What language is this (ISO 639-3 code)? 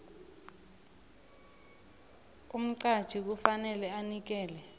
nbl